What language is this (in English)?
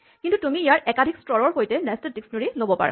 Assamese